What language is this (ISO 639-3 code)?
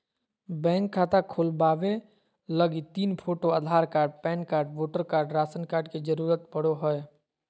mag